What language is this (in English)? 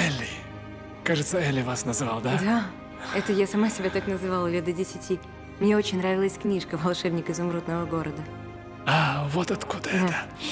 Russian